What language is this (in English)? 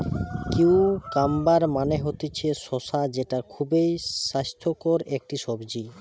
Bangla